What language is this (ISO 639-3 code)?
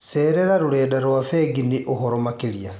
kik